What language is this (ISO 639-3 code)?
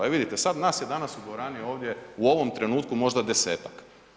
hrv